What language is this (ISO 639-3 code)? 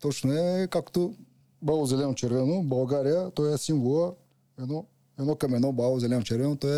bul